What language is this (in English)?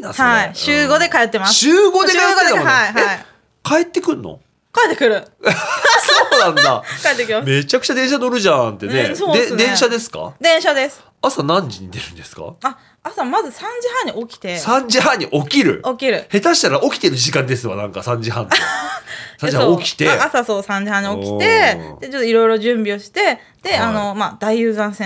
Japanese